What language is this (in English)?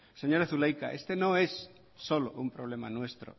Spanish